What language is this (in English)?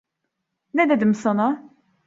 Turkish